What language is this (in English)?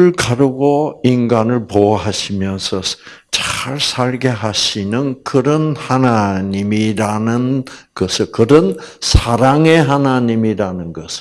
Korean